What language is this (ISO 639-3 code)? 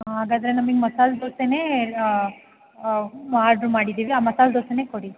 kan